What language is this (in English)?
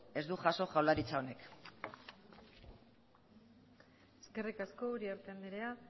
Basque